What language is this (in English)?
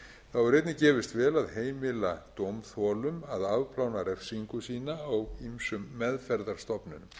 Icelandic